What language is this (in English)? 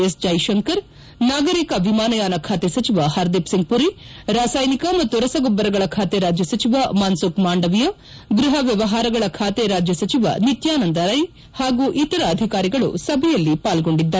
Kannada